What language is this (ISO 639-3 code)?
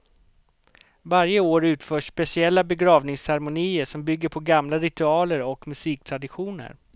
swe